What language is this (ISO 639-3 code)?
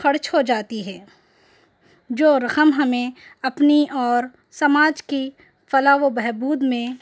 urd